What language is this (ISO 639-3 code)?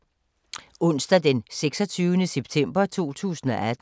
dan